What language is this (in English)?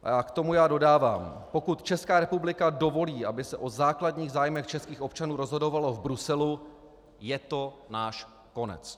Czech